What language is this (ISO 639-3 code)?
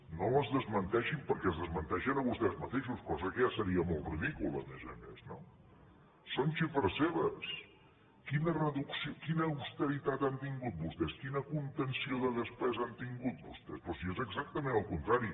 cat